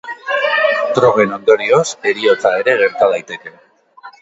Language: Basque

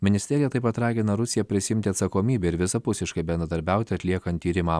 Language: Lithuanian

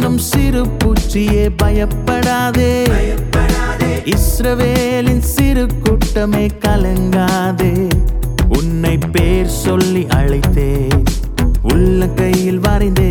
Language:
Urdu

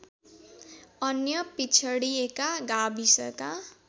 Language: Nepali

